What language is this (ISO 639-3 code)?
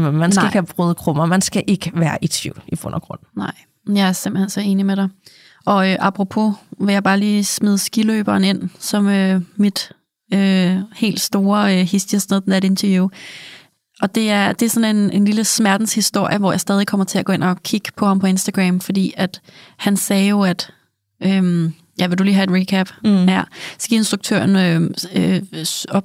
dan